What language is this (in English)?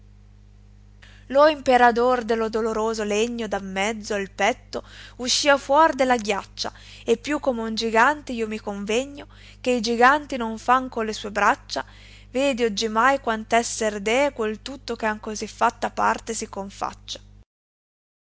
Italian